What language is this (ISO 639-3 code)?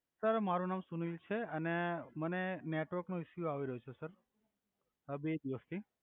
guj